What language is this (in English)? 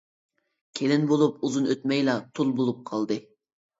Uyghur